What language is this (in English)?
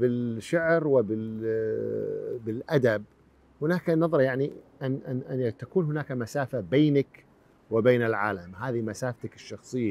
Arabic